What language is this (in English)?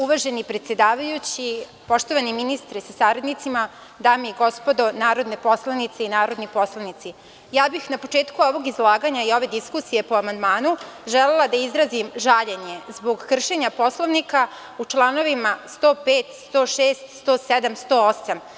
Serbian